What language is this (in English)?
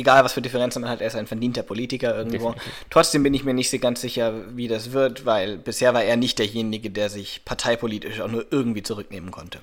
German